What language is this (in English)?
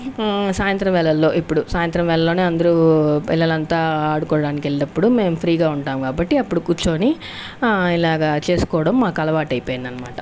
Telugu